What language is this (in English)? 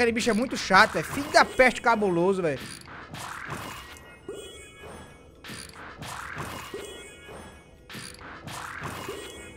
Portuguese